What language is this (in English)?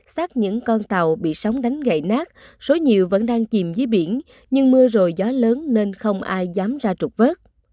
Vietnamese